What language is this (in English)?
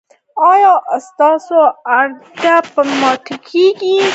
Pashto